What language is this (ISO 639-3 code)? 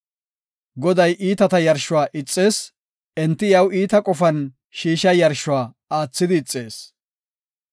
gof